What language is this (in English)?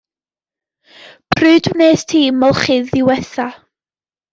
Welsh